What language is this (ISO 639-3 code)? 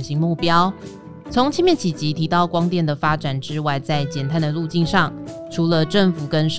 zho